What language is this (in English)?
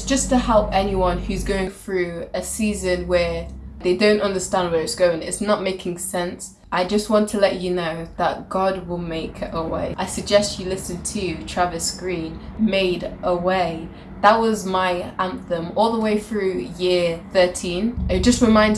English